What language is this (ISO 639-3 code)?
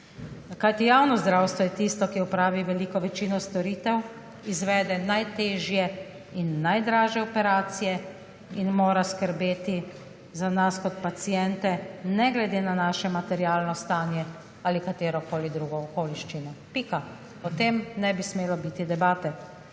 slv